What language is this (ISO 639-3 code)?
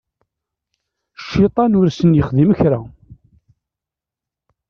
kab